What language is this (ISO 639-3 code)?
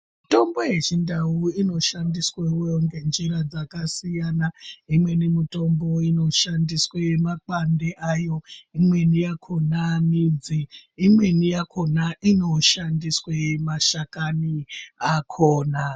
ndc